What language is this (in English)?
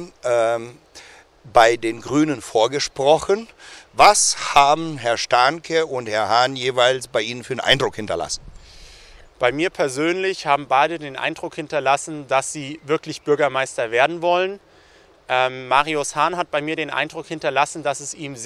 German